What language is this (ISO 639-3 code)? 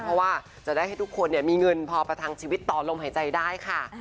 tha